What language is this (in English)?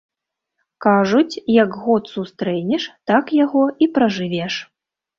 Belarusian